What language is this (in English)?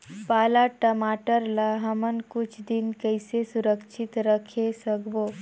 Chhattisgarhi